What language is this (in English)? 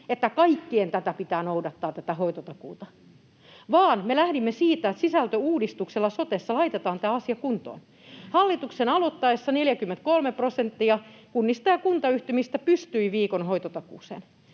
Finnish